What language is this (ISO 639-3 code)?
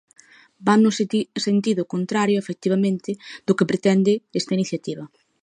glg